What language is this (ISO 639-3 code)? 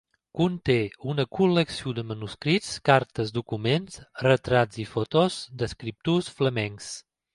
cat